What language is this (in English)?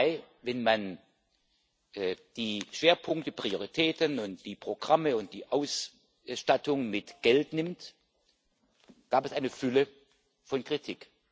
German